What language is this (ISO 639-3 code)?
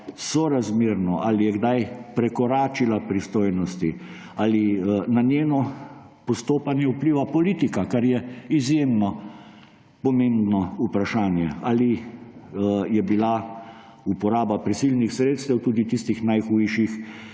slv